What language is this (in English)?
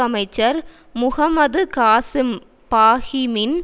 Tamil